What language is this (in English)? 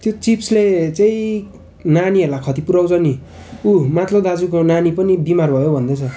Nepali